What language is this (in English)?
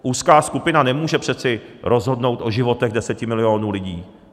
Czech